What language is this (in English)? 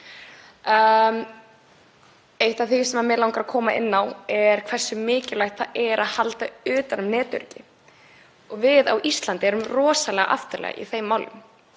Icelandic